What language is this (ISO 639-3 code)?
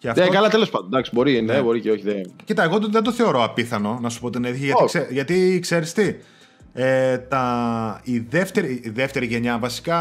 ell